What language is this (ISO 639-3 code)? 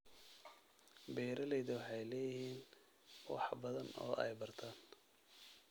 som